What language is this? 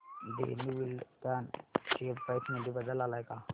Marathi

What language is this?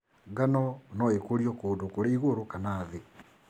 Kikuyu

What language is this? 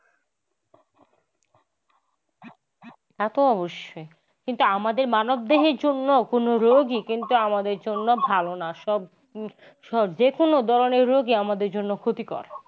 Bangla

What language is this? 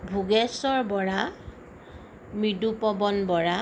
Assamese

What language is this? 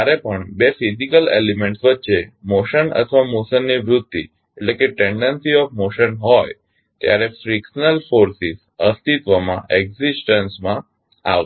Gujarati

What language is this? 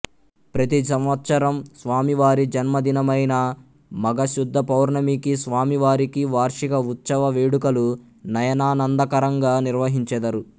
Telugu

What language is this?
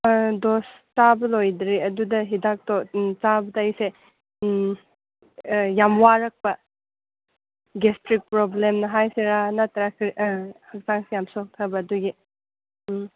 Manipuri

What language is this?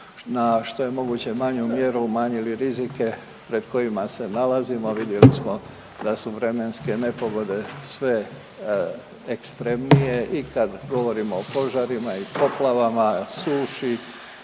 Croatian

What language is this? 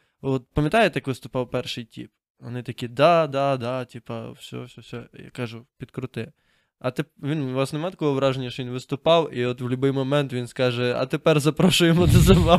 Ukrainian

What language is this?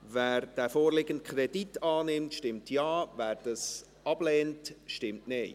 Swiss German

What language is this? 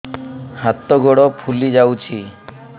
Odia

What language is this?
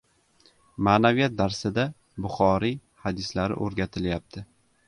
Uzbek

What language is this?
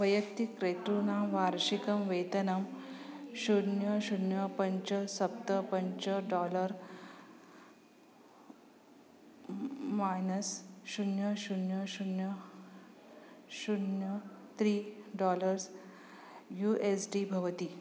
Sanskrit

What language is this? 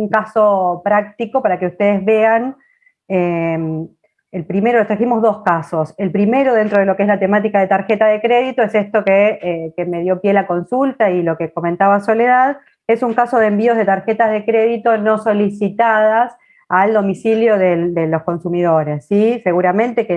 Spanish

